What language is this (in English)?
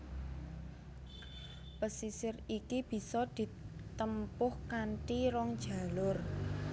Javanese